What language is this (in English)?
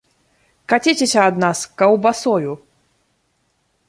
Belarusian